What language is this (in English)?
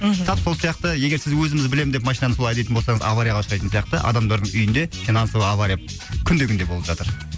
Kazakh